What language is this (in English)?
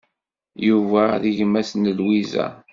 Kabyle